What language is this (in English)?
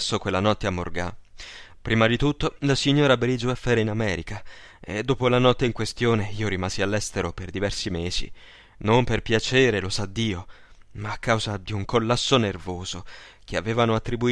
Italian